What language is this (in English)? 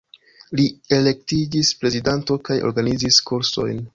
Esperanto